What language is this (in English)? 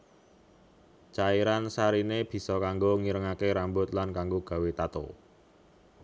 Javanese